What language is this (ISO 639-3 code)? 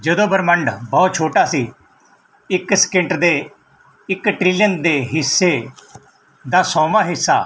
pan